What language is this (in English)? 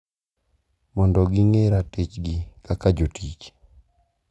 Luo (Kenya and Tanzania)